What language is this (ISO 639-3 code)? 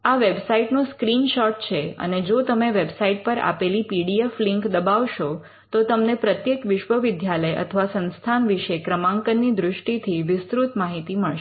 guj